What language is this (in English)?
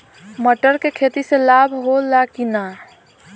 Bhojpuri